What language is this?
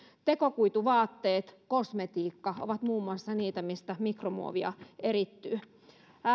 Finnish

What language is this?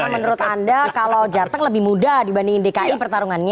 Indonesian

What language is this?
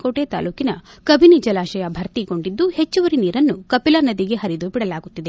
Kannada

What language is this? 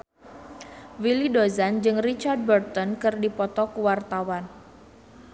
Sundanese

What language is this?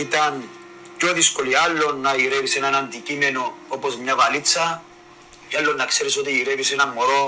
Greek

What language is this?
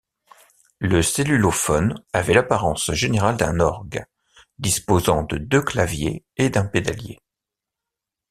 French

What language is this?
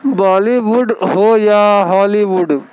Urdu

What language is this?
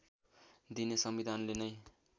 Nepali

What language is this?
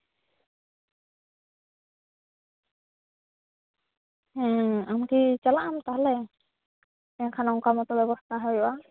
Santali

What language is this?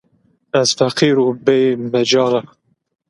Zaza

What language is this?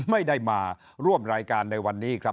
Thai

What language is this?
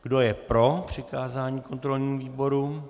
Czech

